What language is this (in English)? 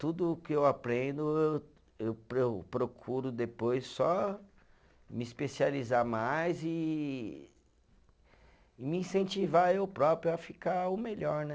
Portuguese